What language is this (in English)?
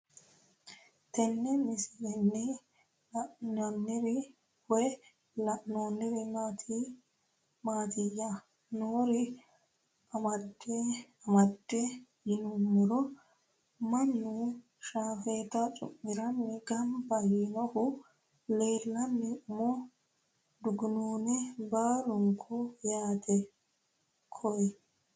Sidamo